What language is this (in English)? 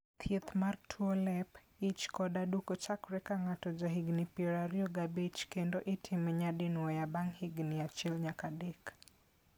Luo (Kenya and Tanzania)